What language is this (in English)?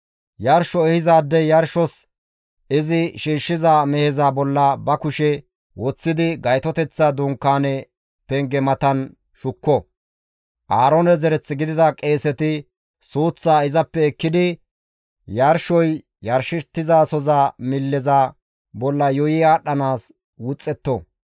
Gamo